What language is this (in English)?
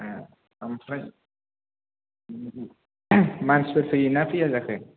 Bodo